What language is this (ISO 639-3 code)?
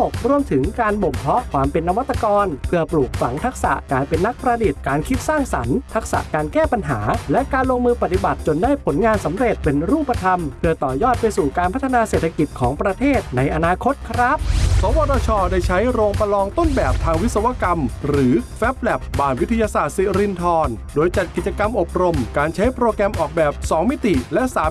tha